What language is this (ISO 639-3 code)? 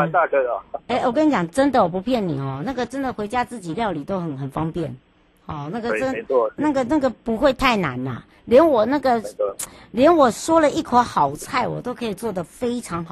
zho